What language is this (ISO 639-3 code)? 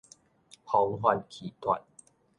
nan